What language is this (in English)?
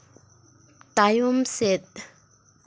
Santali